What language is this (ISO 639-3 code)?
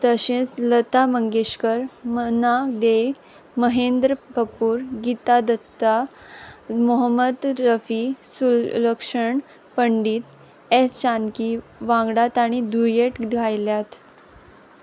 kok